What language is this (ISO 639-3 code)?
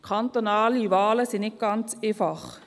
gsw